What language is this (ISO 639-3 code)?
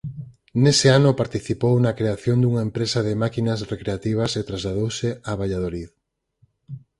glg